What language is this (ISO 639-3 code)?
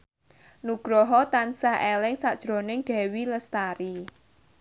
jav